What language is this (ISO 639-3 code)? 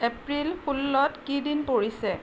asm